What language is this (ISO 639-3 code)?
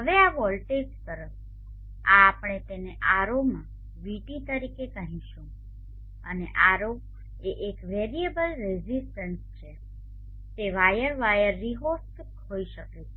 guj